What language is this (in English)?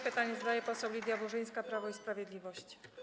Polish